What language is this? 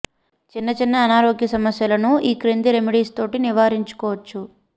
Telugu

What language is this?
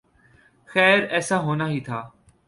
Urdu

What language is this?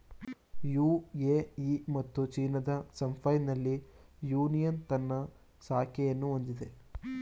Kannada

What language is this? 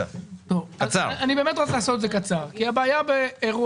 Hebrew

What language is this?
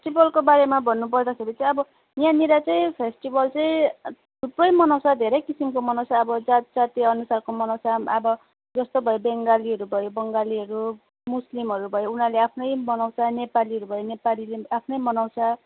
Nepali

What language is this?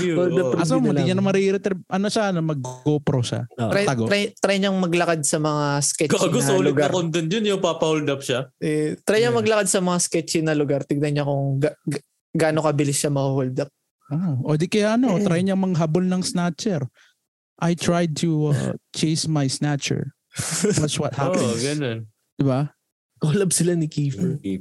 Filipino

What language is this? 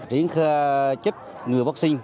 Vietnamese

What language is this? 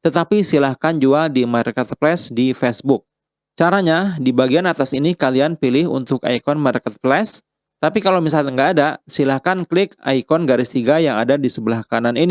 Indonesian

